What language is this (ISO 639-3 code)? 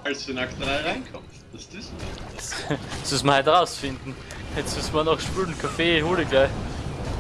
deu